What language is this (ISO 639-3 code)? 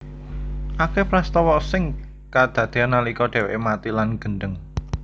jav